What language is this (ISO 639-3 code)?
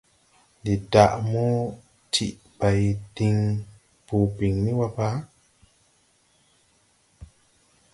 tui